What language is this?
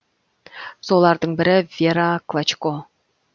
Kazakh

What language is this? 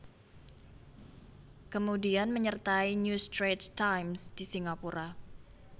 Javanese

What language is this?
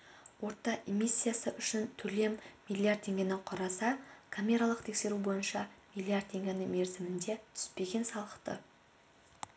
Kazakh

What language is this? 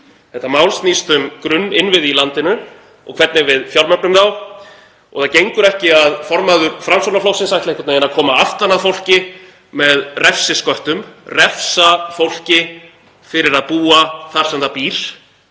Icelandic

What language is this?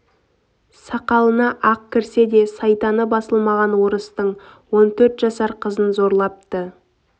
Kazakh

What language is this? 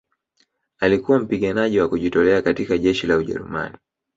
Swahili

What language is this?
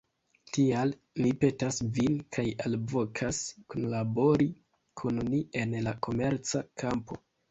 Esperanto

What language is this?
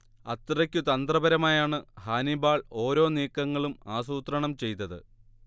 Malayalam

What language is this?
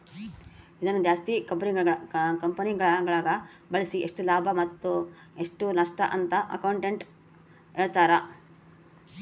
Kannada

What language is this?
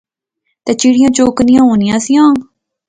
Pahari-Potwari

